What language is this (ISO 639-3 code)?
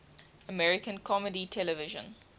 eng